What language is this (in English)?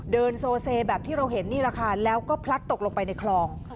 Thai